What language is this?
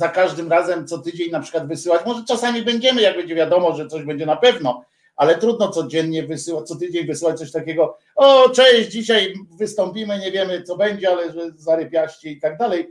Polish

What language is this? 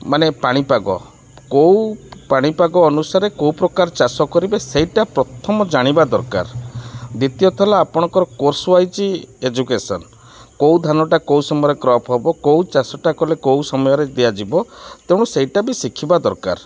Odia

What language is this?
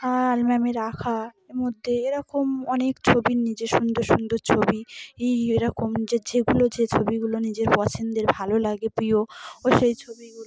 Bangla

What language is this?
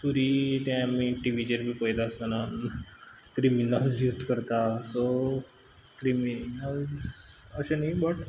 Konkani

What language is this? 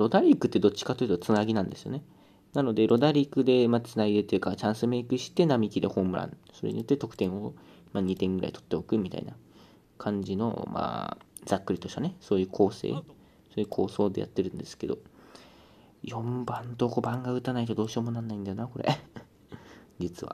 Japanese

